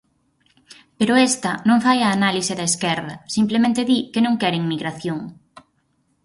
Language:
Galician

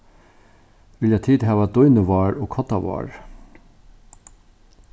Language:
Faroese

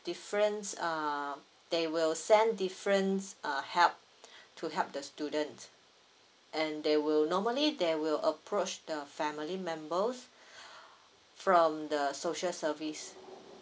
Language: English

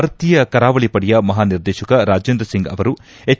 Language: Kannada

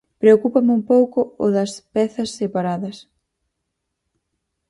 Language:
Galician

